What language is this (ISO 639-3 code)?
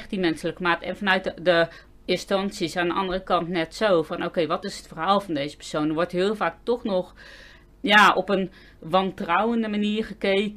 nld